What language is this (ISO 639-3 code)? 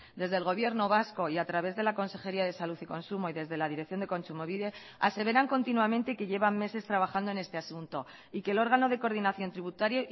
spa